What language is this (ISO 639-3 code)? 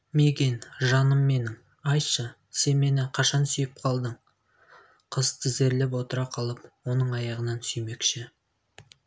kaz